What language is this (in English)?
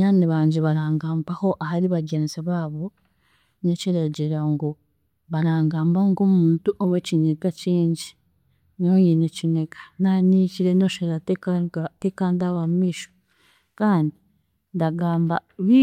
Chiga